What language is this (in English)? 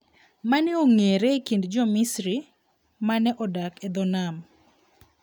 Luo (Kenya and Tanzania)